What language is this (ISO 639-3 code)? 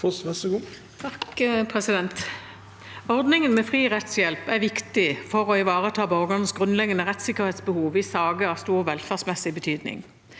nor